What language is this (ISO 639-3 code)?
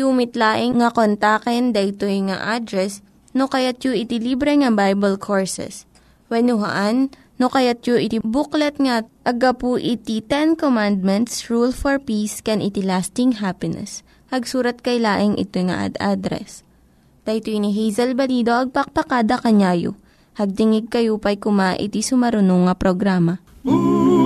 fil